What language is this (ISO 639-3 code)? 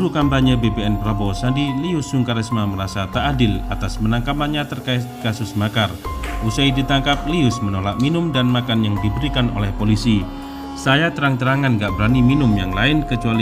ind